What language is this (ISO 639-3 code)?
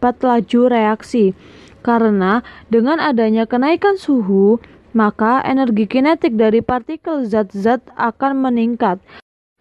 ind